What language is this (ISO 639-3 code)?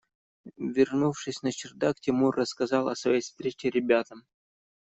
rus